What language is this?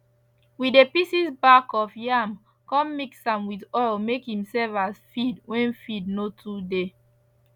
Nigerian Pidgin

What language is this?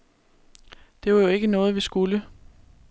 Danish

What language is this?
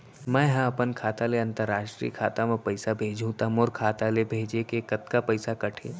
Chhattisgarhi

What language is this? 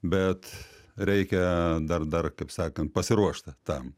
Lithuanian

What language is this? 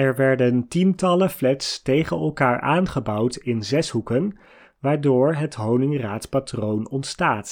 Dutch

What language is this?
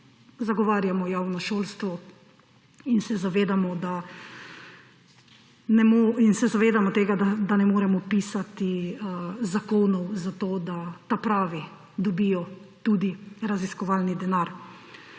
Slovenian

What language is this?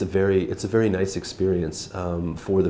Vietnamese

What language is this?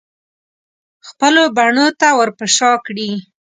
Pashto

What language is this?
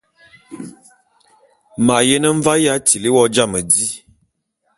Bulu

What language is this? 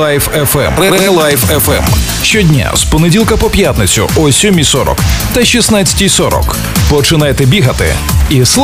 Ukrainian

